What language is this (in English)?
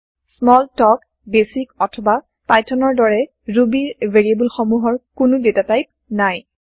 Assamese